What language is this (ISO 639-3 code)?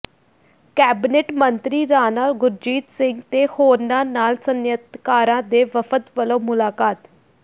pan